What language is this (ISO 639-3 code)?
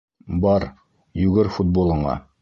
bak